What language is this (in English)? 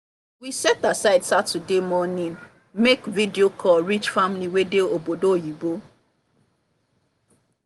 Nigerian Pidgin